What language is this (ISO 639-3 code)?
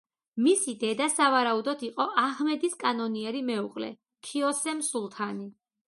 kat